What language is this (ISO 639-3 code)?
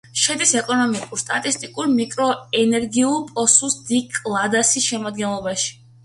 kat